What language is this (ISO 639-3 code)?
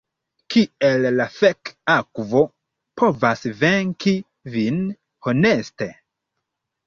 epo